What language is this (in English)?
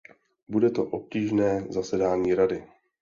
Czech